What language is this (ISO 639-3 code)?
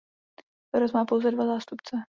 ces